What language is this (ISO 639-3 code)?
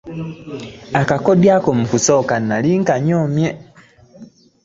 lug